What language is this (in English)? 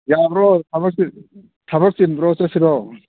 Manipuri